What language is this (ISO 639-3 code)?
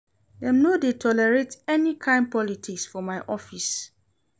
pcm